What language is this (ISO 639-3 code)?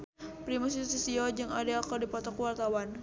sun